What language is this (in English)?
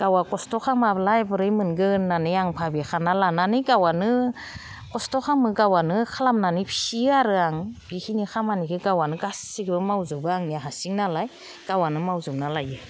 Bodo